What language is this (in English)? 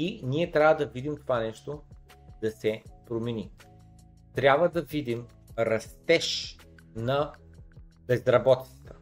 Bulgarian